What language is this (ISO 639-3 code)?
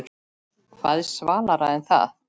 isl